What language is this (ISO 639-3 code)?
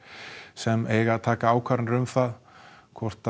isl